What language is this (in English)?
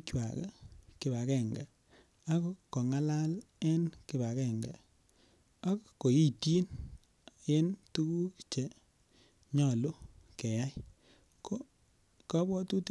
Kalenjin